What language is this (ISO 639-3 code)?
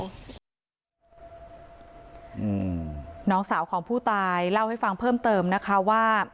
tha